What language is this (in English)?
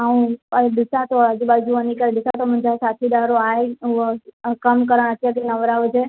Sindhi